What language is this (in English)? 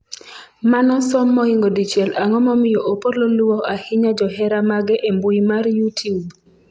Luo (Kenya and Tanzania)